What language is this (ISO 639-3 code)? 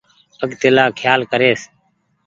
gig